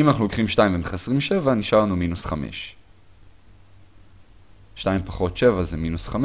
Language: Hebrew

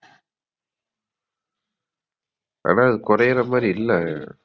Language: Tamil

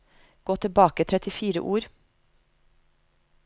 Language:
Norwegian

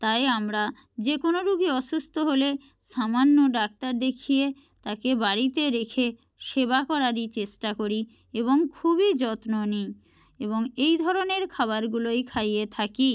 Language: Bangla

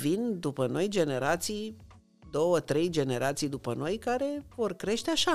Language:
Romanian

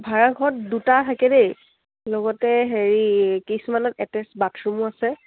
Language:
Assamese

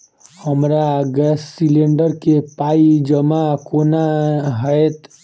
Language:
Maithili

